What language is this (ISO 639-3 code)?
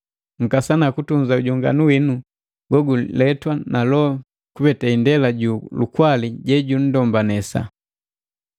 mgv